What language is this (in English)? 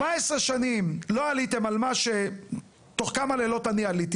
Hebrew